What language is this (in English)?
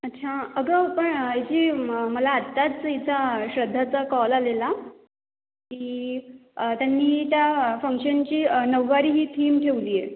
Marathi